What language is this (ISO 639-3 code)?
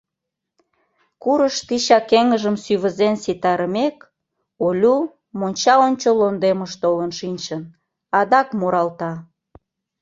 chm